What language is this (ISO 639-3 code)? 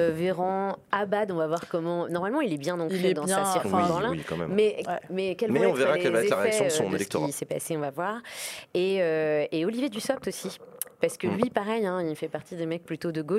fra